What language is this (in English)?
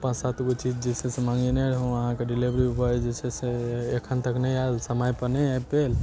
Maithili